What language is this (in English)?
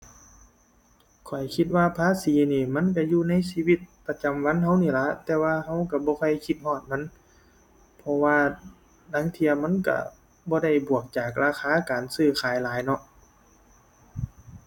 Thai